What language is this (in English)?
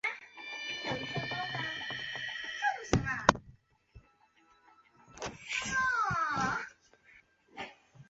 Chinese